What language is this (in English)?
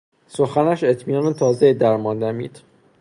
Persian